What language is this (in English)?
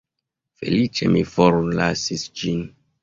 Esperanto